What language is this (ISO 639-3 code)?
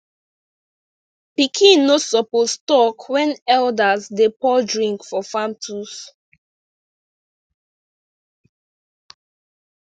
pcm